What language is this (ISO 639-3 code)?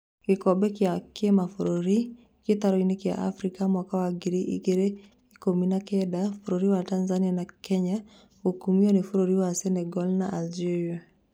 kik